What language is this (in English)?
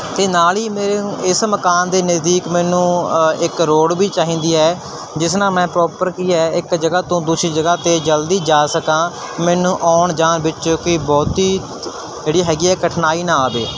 Punjabi